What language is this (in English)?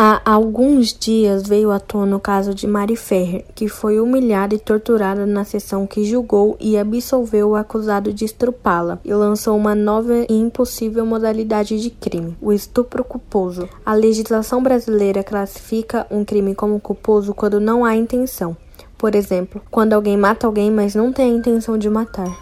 Portuguese